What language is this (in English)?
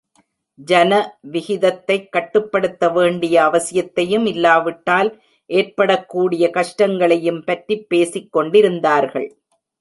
Tamil